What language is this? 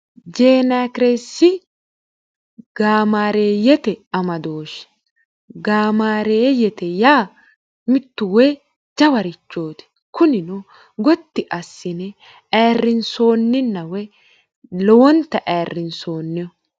Sidamo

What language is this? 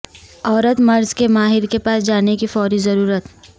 Urdu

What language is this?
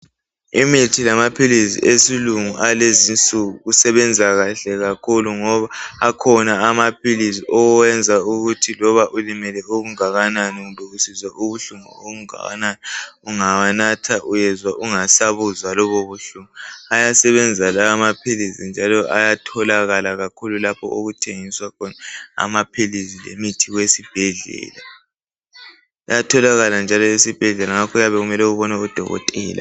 North Ndebele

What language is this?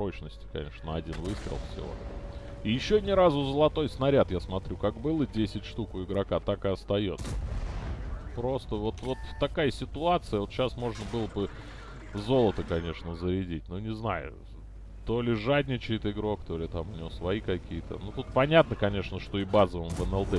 Russian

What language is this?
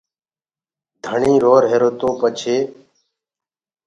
Gurgula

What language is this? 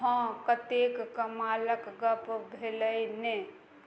Maithili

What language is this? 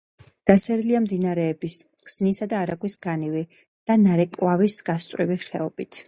Georgian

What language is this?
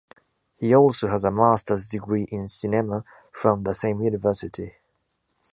English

